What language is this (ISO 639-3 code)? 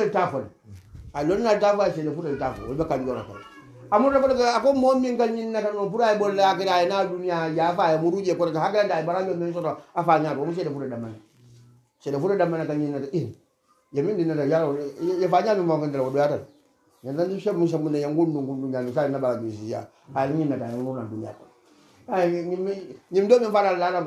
ara